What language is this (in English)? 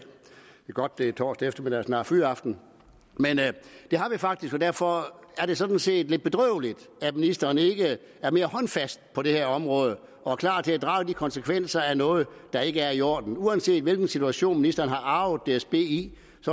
Danish